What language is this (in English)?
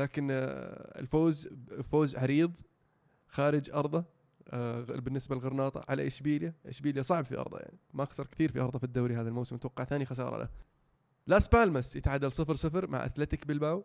Arabic